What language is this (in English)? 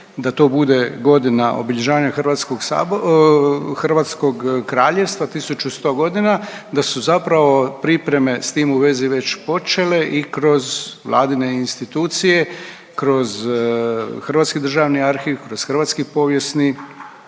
Croatian